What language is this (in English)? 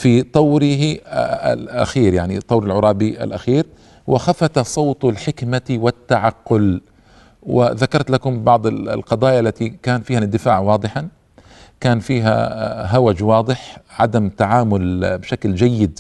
Arabic